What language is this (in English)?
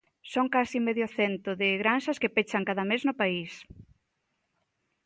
Galician